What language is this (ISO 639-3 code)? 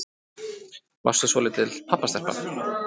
isl